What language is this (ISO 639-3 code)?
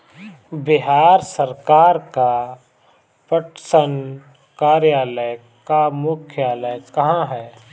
hin